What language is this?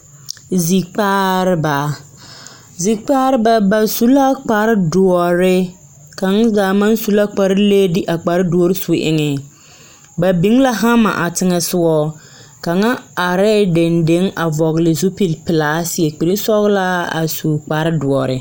Southern Dagaare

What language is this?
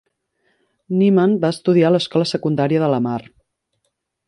Catalan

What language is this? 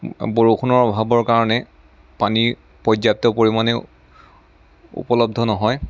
Assamese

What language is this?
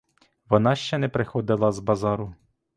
Ukrainian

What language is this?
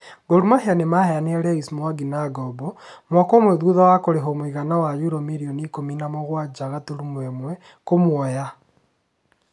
Kikuyu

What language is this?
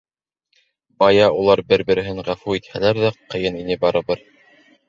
Bashkir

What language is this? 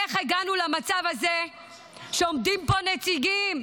Hebrew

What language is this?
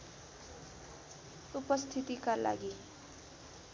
Nepali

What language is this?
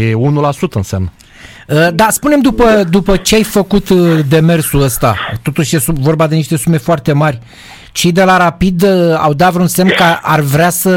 Romanian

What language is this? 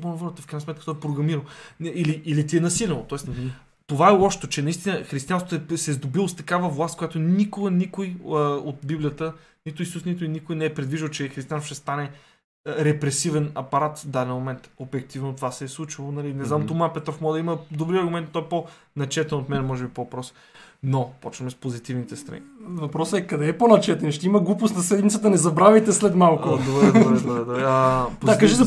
Bulgarian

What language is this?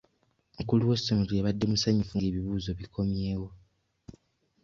Ganda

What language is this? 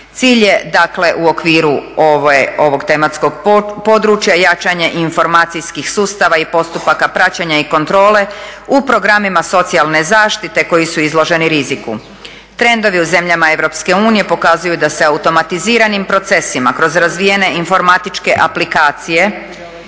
Croatian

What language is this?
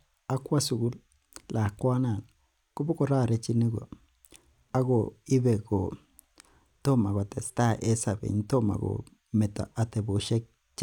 Kalenjin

